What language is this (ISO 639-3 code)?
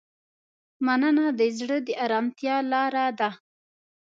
pus